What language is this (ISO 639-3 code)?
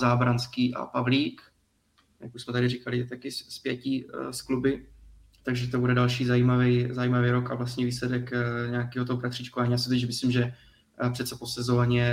ces